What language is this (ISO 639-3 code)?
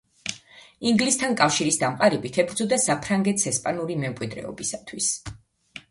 kat